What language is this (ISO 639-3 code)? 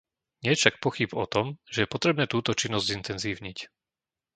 slk